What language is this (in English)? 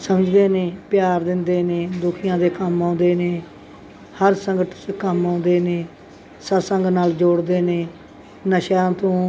Punjabi